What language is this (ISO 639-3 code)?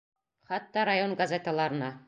bak